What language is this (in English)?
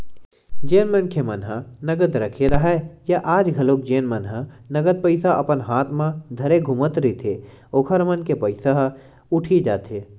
Chhattisgarhi